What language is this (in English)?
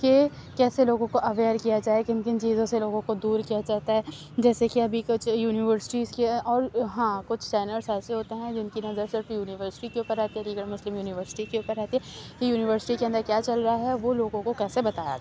Urdu